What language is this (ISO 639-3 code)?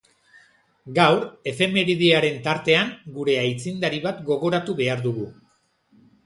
eus